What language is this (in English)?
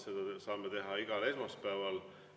Estonian